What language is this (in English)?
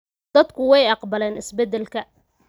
Somali